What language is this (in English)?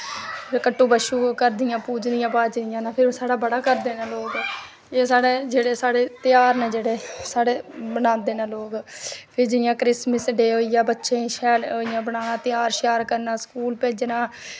Dogri